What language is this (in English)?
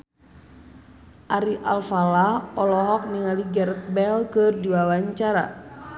Sundanese